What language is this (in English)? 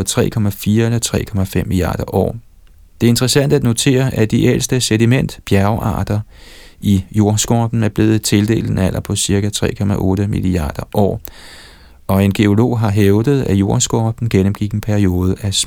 Danish